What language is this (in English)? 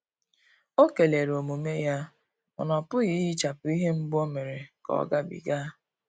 Igbo